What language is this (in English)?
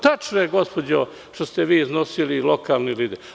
Serbian